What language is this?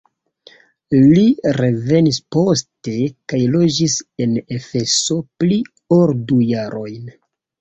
Esperanto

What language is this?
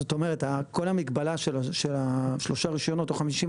Hebrew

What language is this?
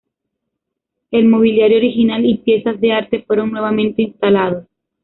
Spanish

